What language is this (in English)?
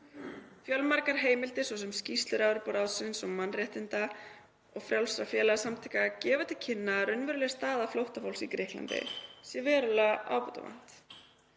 Icelandic